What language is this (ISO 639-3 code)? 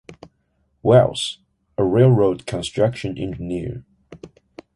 eng